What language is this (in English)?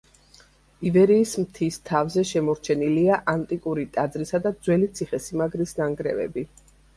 Georgian